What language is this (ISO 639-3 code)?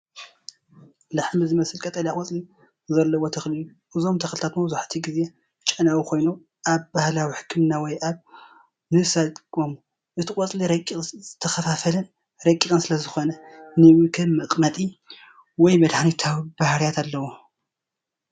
tir